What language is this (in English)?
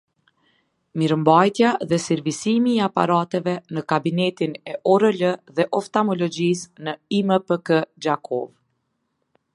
Albanian